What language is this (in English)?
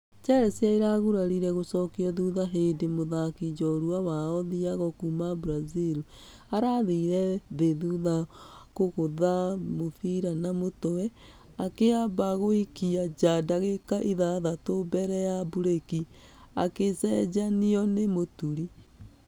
Kikuyu